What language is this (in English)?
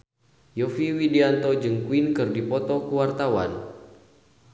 Sundanese